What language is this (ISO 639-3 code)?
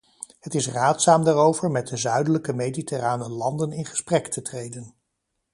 nld